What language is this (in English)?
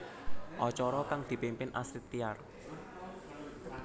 Javanese